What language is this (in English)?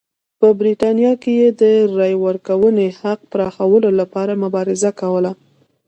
Pashto